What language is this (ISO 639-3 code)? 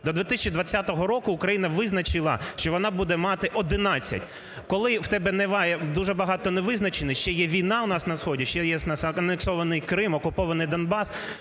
ukr